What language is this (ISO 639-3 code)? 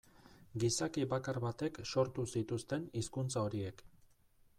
eus